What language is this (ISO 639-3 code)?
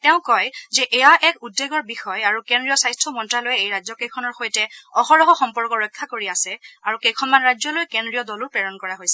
asm